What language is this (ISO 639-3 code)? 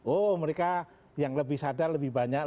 ind